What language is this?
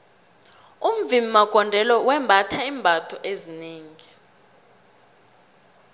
South Ndebele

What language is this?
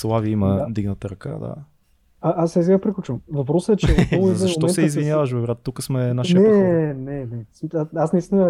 Bulgarian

